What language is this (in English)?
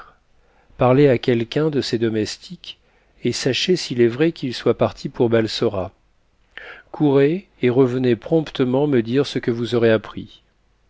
French